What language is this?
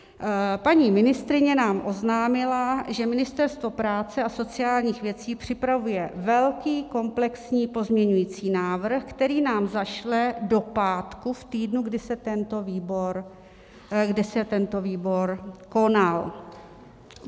Czech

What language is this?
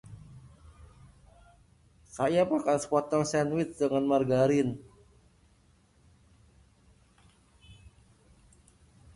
Indonesian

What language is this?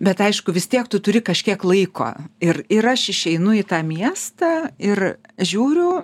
Lithuanian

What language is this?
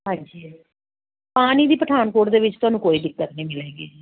Punjabi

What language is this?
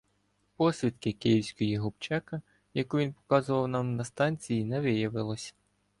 Ukrainian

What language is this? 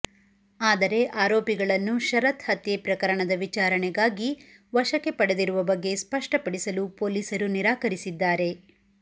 Kannada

